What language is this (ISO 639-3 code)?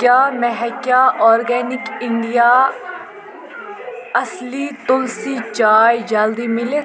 kas